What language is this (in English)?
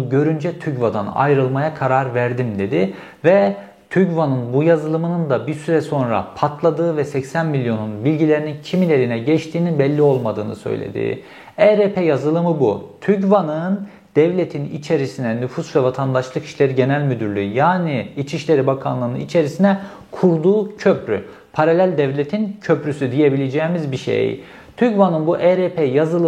Turkish